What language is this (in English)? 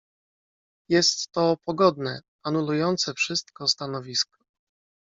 Polish